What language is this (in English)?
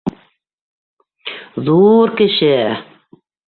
Bashkir